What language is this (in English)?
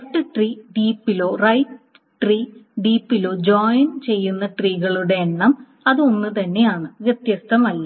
Malayalam